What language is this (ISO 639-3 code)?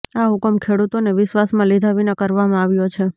guj